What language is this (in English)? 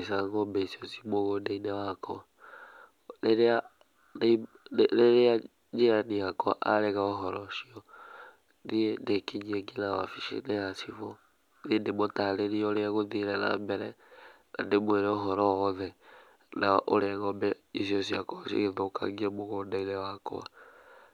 Kikuyu